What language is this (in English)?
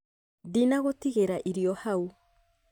Kikuyu